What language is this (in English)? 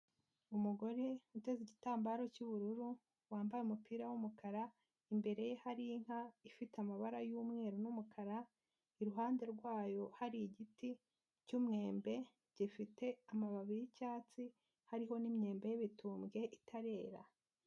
Kinyarwanda